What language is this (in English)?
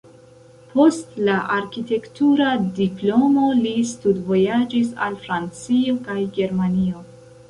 Esperanto